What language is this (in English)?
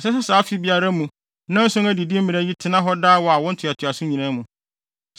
Akan